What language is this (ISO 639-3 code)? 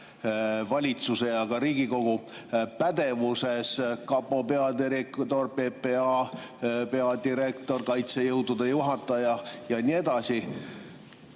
est